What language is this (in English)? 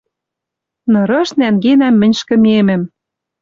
Western Mari